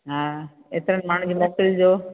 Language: Sindhi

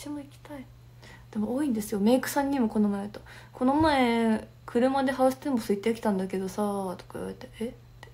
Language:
Japanese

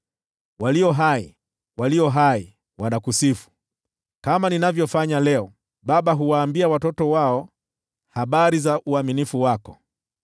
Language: Swahili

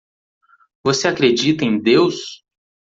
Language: Portuguese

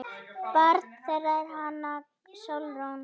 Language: Icelandic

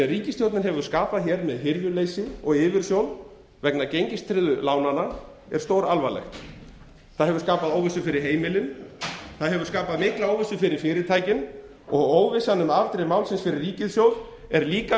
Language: Icelandic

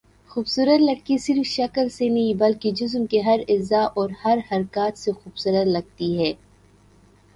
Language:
Urdu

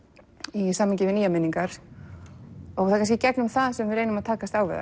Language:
Icelandic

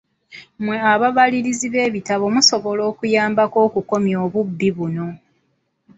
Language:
Ganda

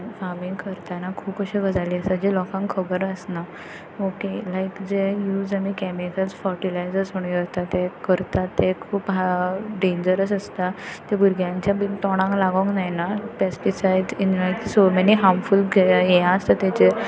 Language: Konkani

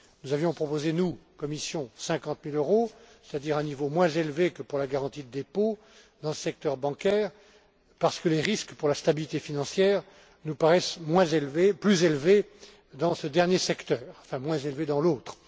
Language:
French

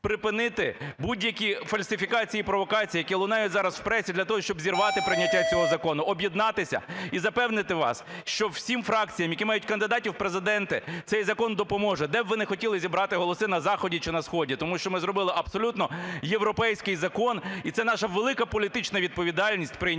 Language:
Ukrainian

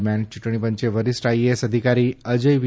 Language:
Gujarati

